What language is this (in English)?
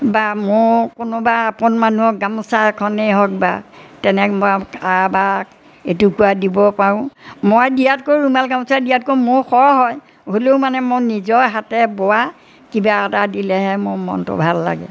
Assamese